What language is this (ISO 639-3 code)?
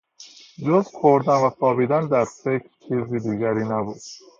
fas